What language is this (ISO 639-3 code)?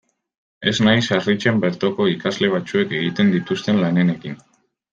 eus